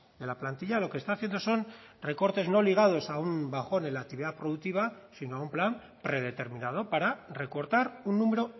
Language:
Spanish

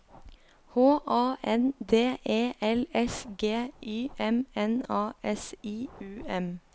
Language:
Norwegian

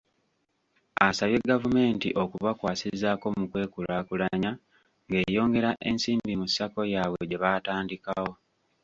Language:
Ganda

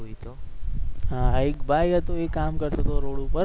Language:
Gujarati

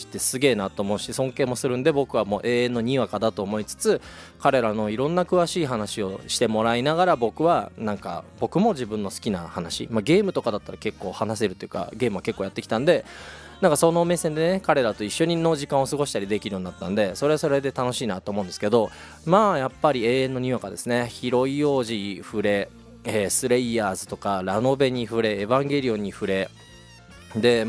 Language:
Japanese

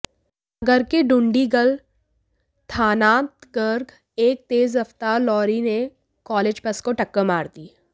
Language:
Hindi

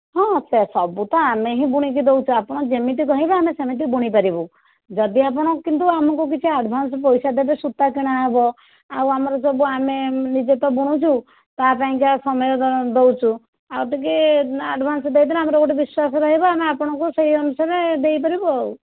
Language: Odia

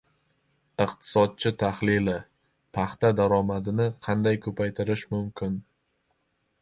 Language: Uzbek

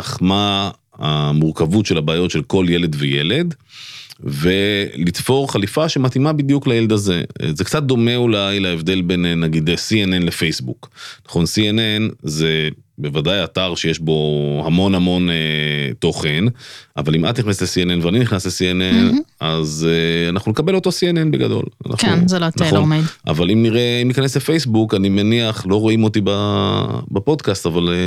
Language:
Hebrew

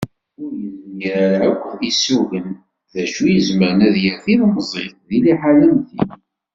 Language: Kabyle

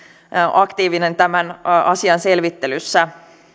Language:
Finnish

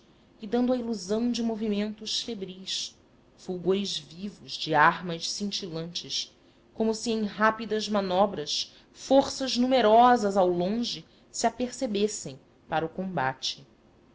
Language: Portuguese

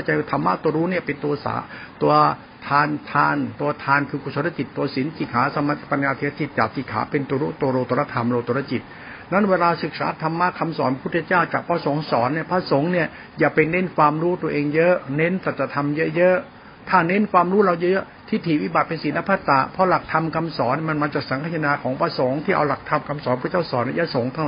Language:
Thai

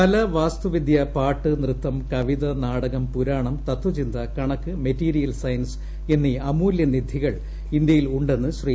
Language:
Malayalam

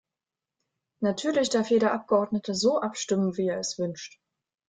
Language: German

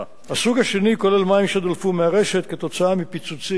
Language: Hebrew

